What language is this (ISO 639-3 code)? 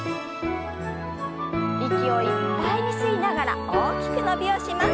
jpn